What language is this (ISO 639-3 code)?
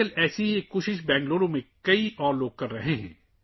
urd